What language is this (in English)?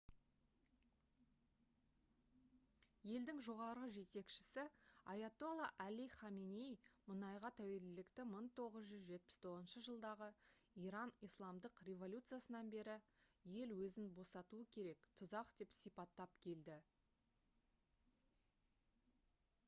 Kazakh